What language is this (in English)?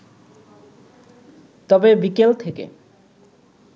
Bangla